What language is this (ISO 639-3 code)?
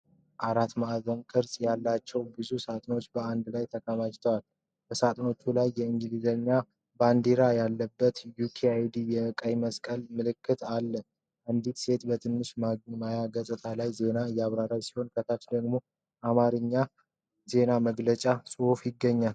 amh